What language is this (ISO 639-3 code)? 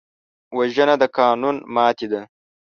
pus